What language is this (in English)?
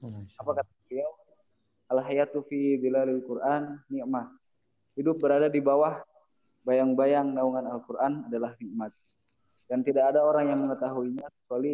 Indonesian